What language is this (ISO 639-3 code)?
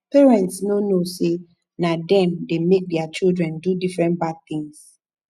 pcm